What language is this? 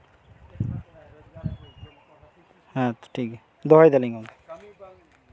Santali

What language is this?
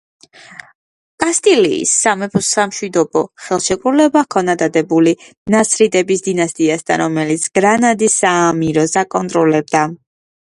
Georgian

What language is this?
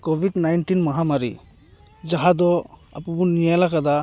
Santali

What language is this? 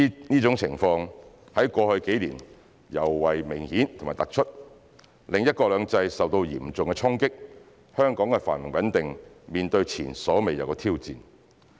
Cantonese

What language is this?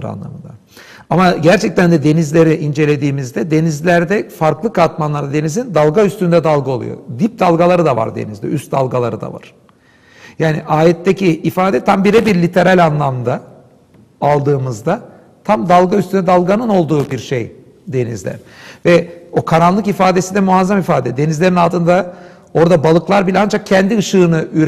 Turkish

